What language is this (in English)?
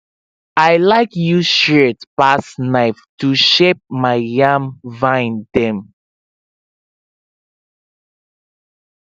Nigerian Pidgin